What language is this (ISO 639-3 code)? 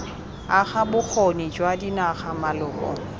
tsn